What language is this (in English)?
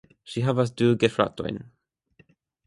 Esperanto